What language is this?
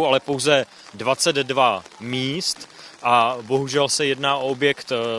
Czech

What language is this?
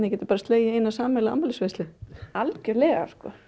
Icelandic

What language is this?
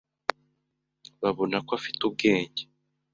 Kinyarwanda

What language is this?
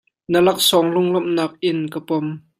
Hakha Chin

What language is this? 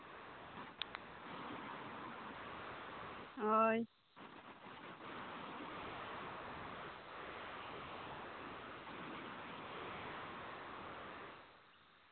Santali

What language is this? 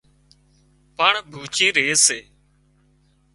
Wadiyara Koli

